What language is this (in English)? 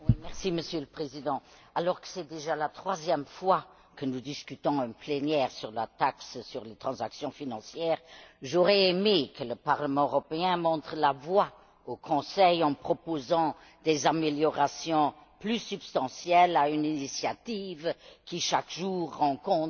French